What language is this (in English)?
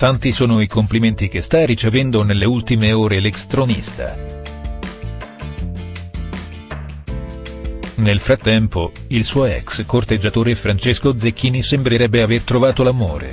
Italian